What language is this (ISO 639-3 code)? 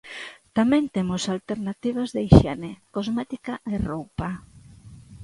glg